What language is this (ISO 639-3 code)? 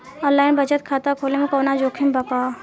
bho